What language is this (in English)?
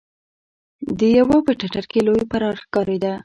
Pashto